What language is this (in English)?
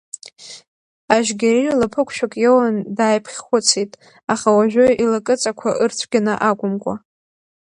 Abkhazian